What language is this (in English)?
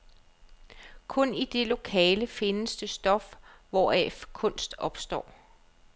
Danish